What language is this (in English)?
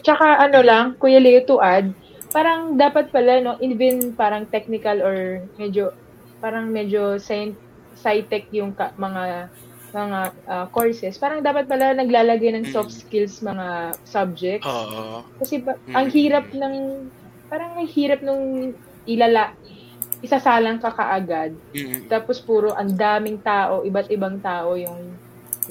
Filipino